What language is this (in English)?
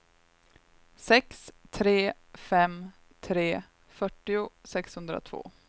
Swedish